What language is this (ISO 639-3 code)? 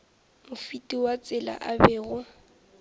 nso